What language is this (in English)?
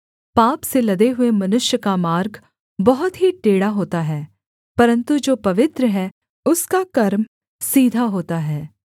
Hindi